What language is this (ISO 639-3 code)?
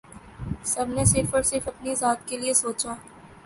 urd